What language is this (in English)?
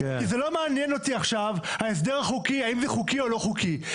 Hebrew